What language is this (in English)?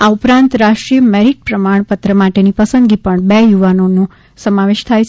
Gujarati